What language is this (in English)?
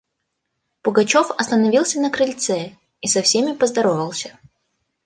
Russian